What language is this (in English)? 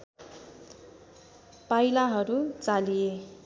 Nepali